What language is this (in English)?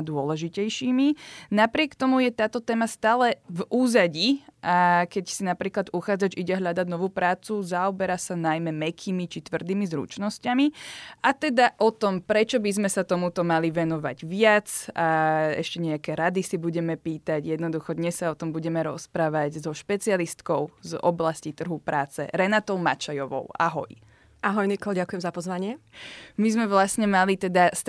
Slovak